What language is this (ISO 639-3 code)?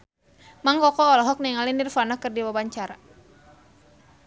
sun